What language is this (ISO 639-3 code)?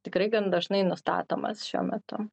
lit